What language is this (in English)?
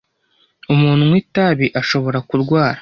Kinyarwanda